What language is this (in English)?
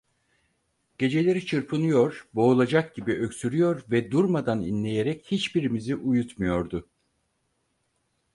Turkish